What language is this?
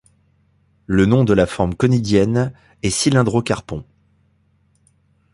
French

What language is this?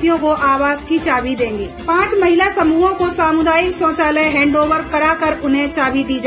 Hindi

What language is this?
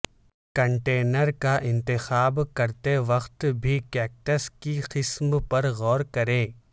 Urdu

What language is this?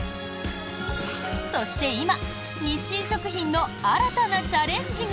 Japanese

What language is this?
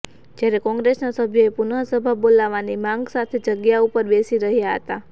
Gujarati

